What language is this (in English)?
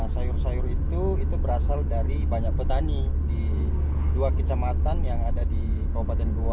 Indonesian